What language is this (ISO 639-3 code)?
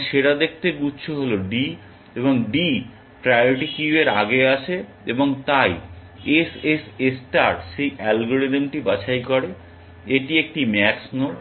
ben